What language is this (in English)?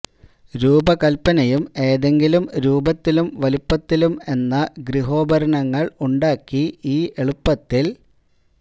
Malayalam